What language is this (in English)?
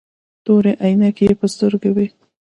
Pashto